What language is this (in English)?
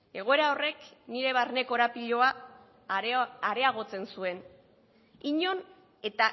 Basque